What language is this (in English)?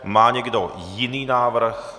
Czech